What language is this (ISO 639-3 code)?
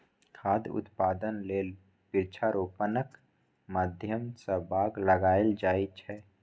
mai